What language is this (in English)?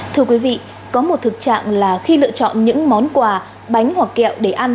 Vietnamese